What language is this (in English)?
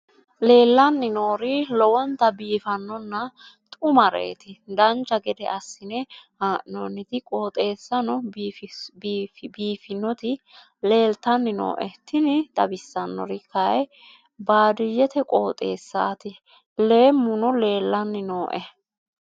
Sidamo